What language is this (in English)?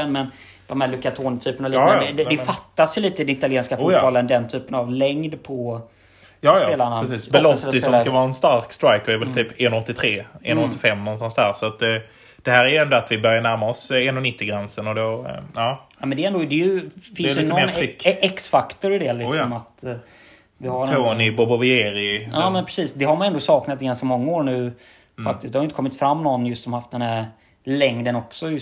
Swedish